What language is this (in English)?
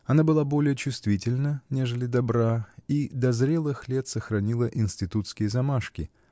Russian